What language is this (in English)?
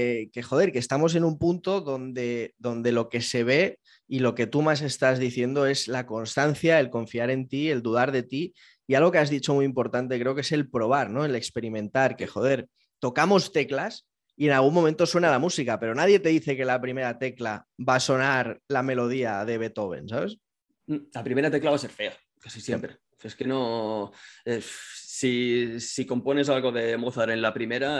Spanish